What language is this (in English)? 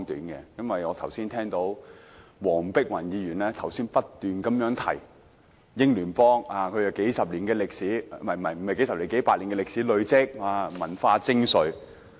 Cantonese